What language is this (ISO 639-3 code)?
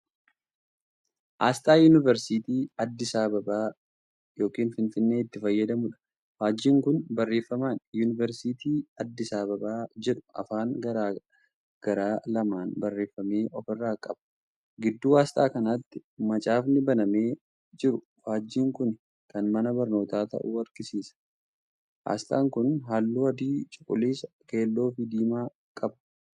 orm